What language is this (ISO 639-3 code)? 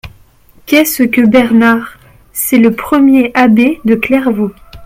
fra